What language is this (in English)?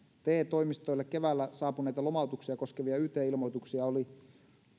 Finnish